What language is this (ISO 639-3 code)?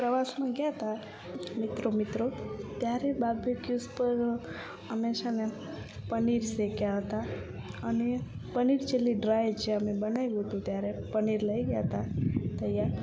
guj